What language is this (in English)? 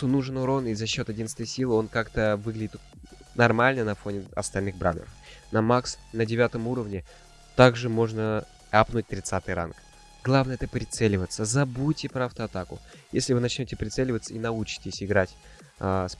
Russian